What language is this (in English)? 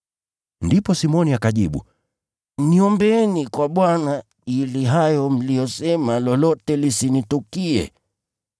Swahili